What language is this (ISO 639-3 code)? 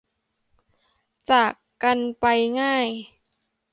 tha